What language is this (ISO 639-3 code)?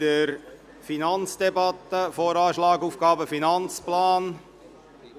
gsw